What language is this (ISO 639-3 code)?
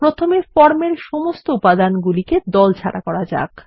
ben